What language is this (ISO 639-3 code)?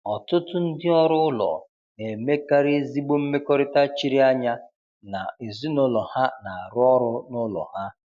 ibo